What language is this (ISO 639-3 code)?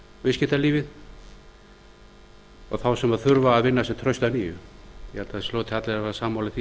isl